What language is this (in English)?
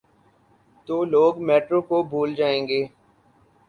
Urdu